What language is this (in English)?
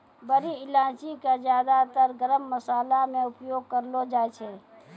Maithili